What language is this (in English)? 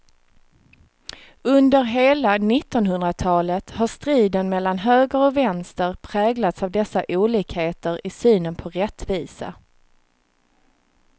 Swedish